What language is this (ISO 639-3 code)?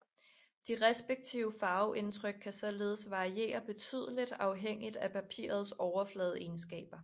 dan